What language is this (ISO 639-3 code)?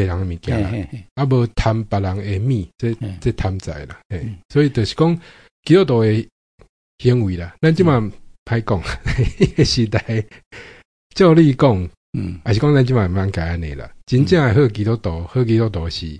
zho